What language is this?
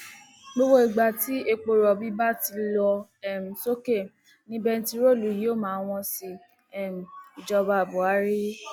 Yoruba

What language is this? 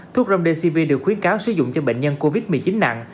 Vietnamese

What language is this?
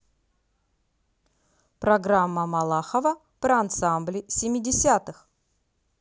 Russian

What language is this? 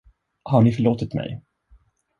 Swedish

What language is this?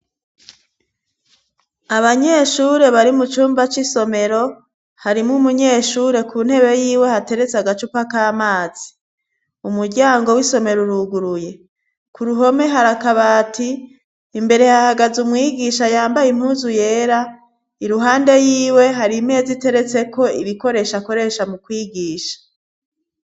Rundi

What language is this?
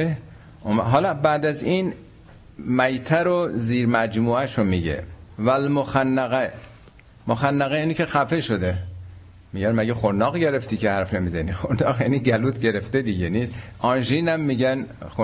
Persian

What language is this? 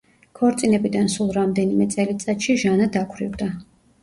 Georgian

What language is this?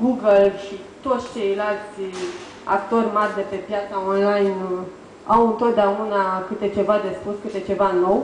Romanian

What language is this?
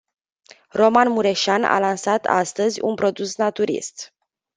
Romanian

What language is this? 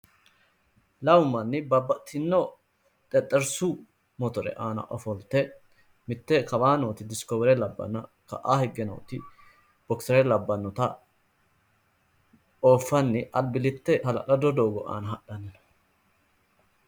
Sidamo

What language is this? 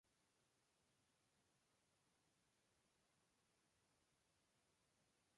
Spanish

